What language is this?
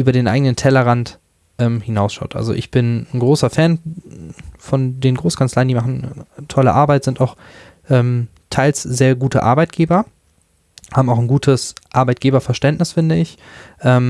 German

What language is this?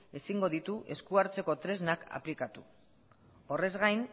Basque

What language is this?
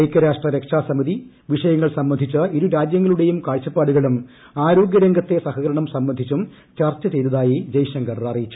Malayalam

